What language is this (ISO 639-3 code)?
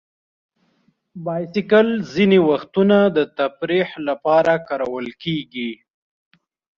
pus